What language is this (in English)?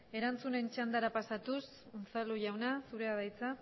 Basque